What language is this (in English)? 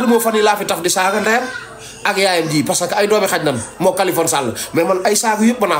French